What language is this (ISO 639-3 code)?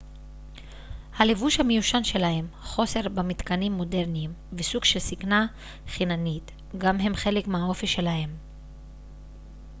heb